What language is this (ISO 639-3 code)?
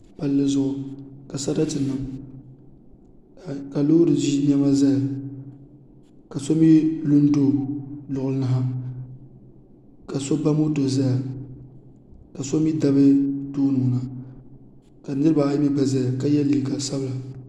dag